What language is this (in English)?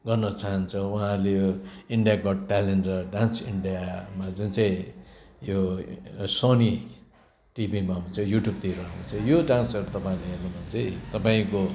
Nepali